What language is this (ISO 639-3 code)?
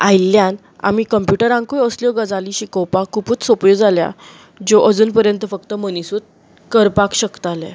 kok